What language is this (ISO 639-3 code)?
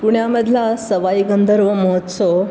mar